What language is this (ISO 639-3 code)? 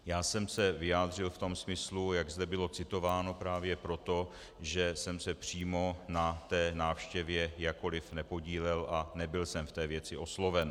ces